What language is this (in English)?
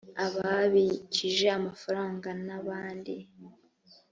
Kinyarwanda